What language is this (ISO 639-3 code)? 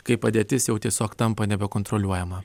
lit